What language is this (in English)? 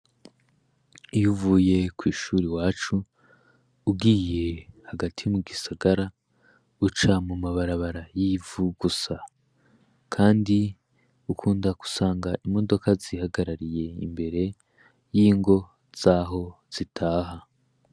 Rundi